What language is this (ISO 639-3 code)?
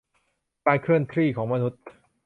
tha